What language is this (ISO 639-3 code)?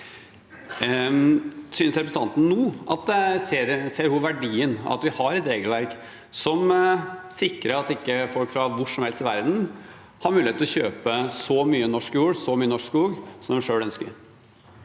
nor